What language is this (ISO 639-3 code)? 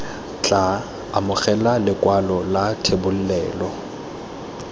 tsn